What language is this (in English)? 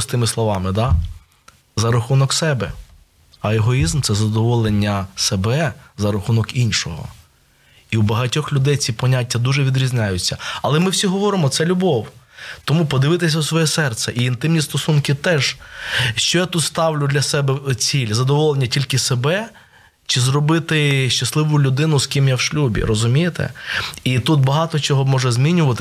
Ukrainian